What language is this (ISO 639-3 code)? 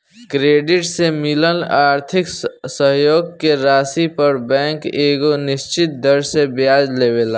bho